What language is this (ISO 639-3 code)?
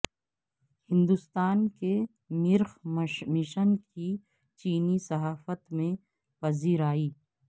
urd